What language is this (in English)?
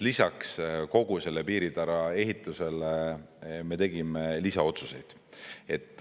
Estonian